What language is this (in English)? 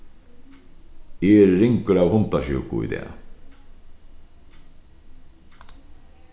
Faroese